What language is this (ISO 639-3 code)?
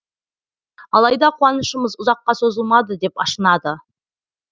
kaz